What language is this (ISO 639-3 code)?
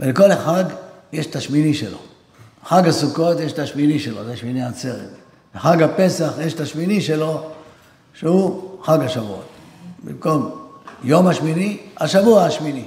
heb